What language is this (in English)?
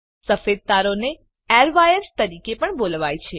Gujarati